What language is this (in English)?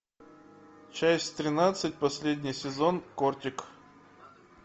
Russian